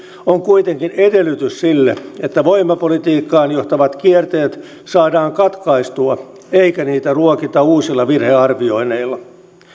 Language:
Finnish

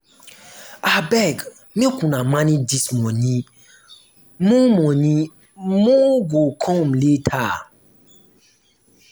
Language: Nigerian Pidgin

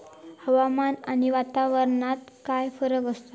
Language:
Marathi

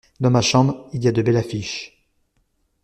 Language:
French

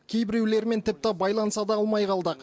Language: Kazakh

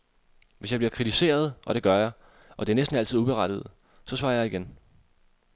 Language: Danish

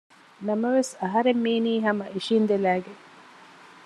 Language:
Divehi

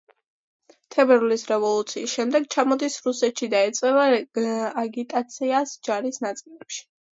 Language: Georgian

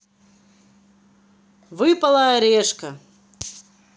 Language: Russian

